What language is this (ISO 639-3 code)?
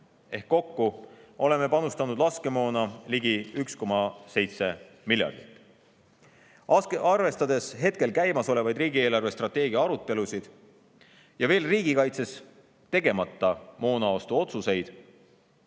est